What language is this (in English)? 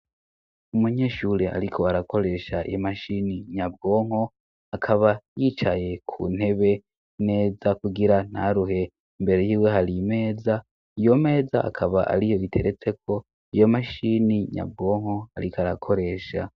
Rundi